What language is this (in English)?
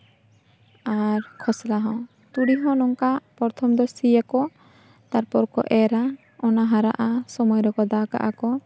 Santali